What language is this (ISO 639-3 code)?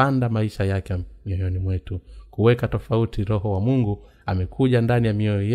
swa